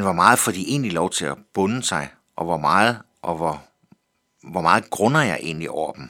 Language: Danish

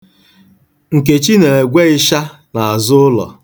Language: Igbo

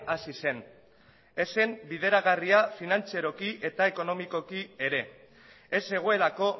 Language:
Basque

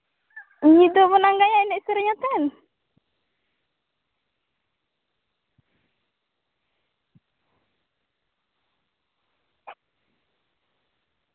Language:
Santali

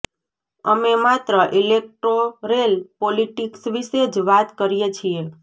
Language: Gujarati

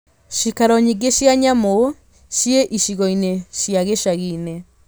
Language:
Kikuyu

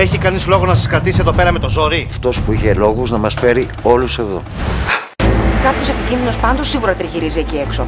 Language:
Greek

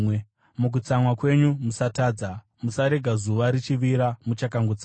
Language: Shona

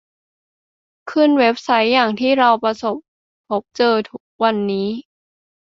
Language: Thai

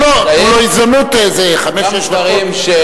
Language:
Hebrew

